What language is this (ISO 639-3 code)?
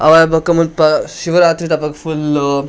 tcy